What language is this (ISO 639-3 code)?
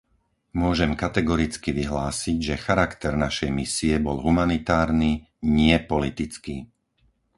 slk